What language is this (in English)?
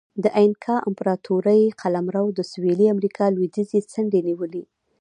Pashto